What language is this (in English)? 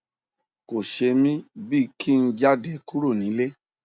Yoruba